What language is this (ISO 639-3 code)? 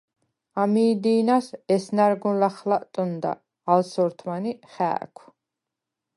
sva